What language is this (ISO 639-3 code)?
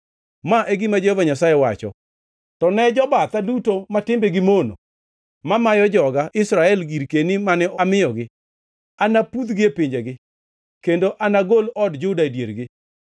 luo